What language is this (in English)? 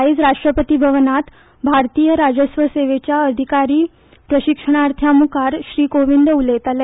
Konkani